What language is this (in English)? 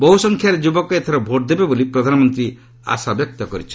Odia